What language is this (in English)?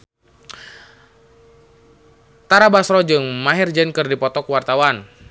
Sundanese